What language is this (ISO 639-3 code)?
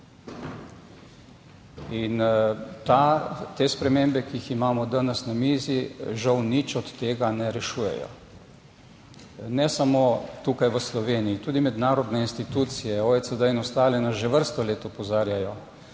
slv